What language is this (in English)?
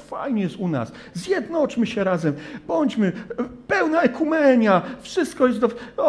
Polish